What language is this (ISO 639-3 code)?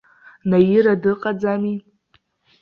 abk